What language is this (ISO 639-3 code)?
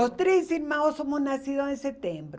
por